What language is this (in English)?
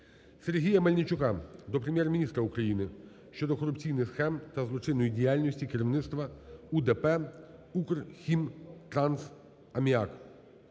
Ukrainian